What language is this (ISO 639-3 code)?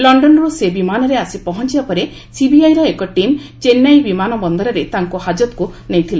ori